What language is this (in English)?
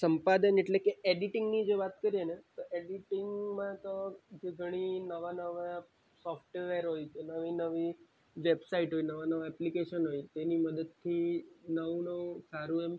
Gujarati